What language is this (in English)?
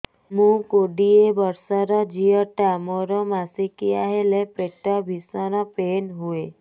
Odia